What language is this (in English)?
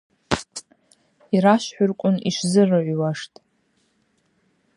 Abaza